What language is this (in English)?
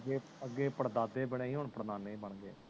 Punjabi